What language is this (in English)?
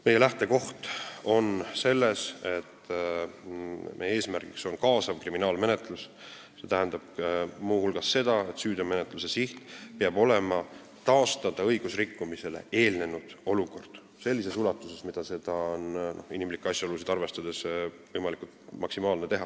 Estonian